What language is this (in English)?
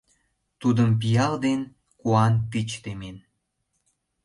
Mari